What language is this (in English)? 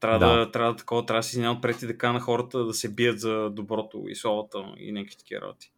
Bulgarian